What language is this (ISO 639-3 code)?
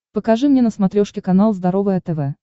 rus